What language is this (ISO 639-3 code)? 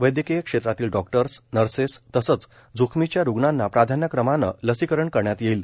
mar